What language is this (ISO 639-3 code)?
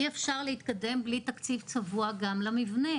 heb